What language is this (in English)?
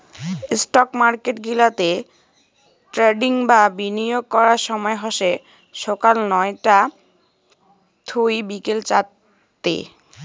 Bangla